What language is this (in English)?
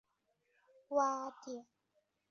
Chinese